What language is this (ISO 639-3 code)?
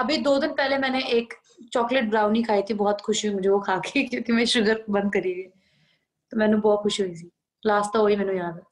pan